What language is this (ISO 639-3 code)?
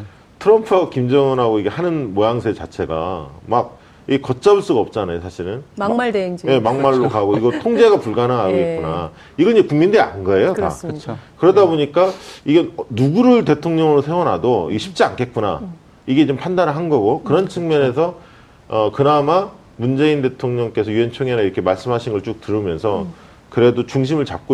kor